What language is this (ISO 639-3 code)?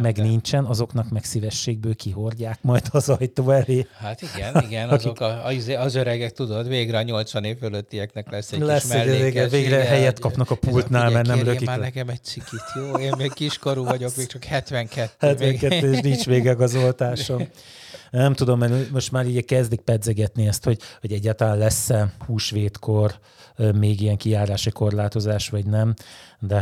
hun